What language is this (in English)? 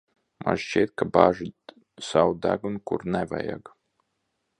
Latvian